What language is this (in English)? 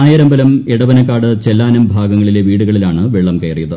Malayalam